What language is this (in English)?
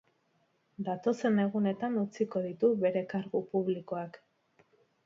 Basque